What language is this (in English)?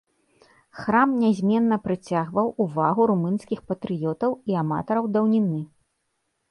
Belarusian